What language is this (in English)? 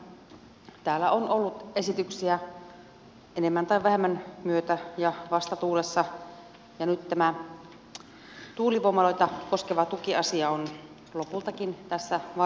Finnish